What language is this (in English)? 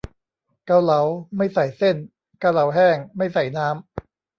Thai